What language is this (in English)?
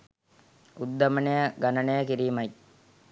Sinhala